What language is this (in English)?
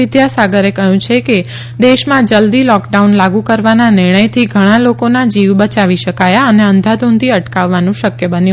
Gujarati